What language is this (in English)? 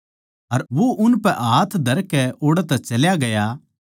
Haryanvi